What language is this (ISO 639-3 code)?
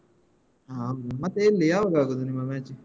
kan